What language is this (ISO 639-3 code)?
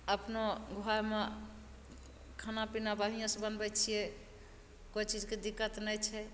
mai